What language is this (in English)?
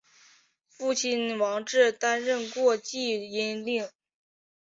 Chinese